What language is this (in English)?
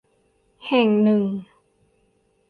Thai